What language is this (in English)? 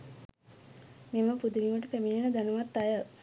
Sinhala